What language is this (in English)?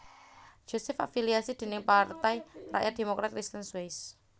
Javanese